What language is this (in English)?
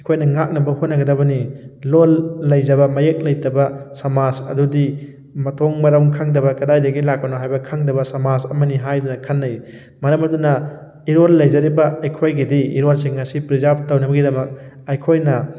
Manipuri